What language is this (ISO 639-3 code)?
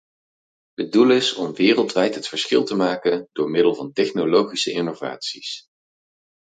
nld